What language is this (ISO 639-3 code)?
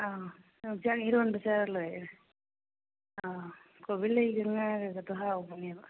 mni